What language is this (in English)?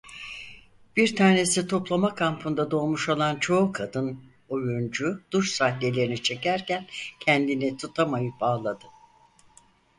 Turkish